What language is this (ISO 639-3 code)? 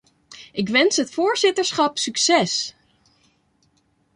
nld